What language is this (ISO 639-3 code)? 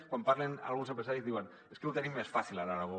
cat